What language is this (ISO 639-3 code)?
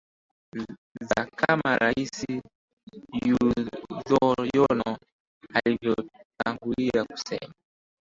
swa